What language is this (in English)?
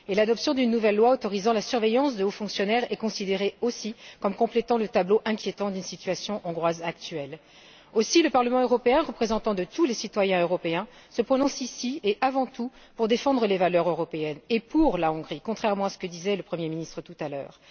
French